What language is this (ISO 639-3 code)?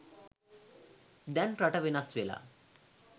sin